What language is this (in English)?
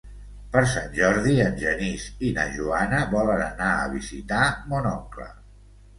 Catalan